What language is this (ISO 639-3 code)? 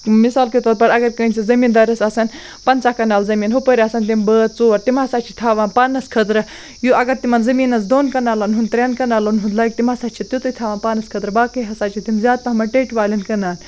kas